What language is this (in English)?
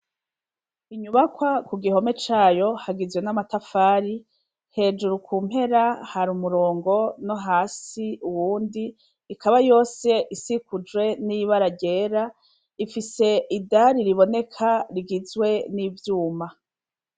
Rundi